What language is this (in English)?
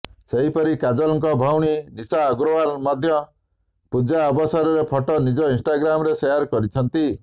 Odia